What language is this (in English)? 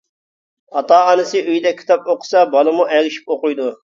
Uyghur